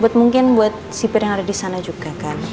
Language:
Indonesian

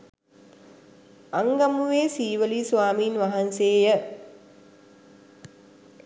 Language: Sinhala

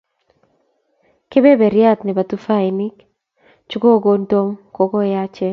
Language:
Kalenjin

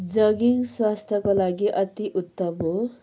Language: Nepali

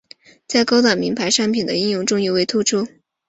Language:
Chinese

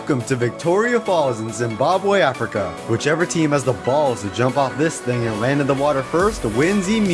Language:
English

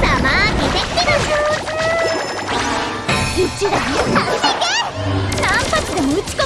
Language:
Japanese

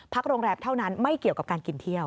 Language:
Thai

